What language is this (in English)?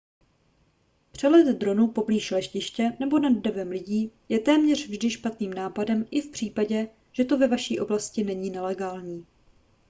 Czech